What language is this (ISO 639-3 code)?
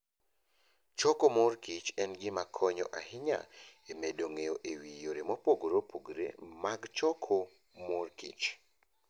luo